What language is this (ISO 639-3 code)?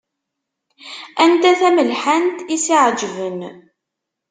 kab